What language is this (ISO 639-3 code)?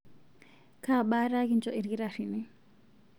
mas